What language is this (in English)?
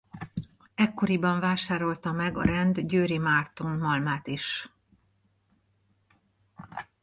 Hungarian